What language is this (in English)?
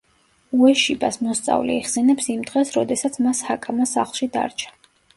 Georgian